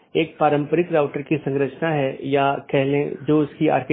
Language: Hindi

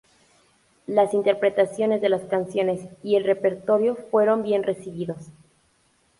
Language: Spanish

